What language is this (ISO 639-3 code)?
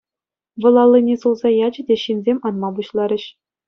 chv